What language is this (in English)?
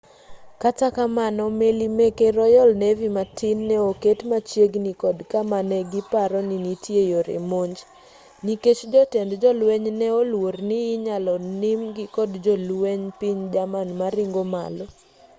Luo (Kenya and Tanzania)